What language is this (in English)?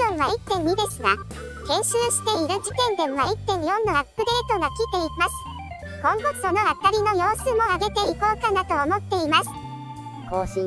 Japanese